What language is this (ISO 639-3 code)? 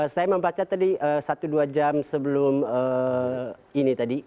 ind